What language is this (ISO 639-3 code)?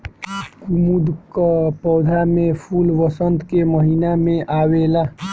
bho